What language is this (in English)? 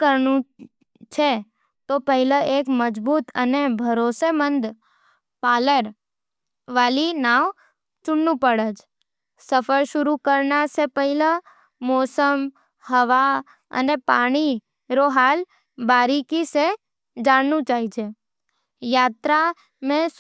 Nimadi